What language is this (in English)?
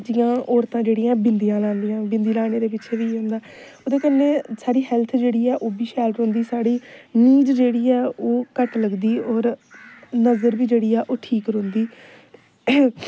Dogri